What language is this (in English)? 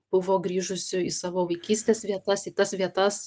Lithuanian